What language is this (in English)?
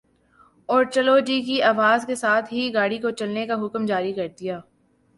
Urdu